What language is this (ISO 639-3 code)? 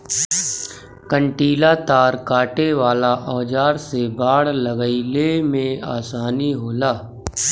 bho